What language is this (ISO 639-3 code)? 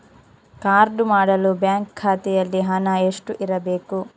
kan